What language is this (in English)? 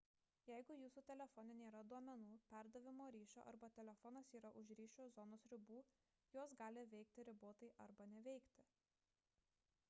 Lithuanian